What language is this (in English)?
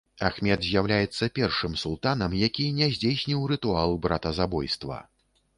Belarusian